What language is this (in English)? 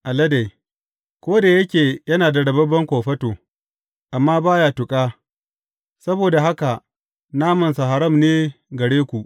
Hausa